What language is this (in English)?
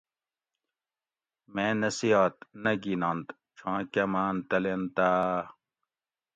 Gawri